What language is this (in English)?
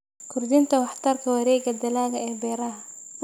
Somali